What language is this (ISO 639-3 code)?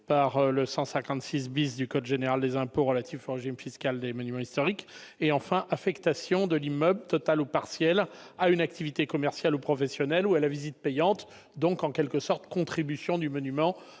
fra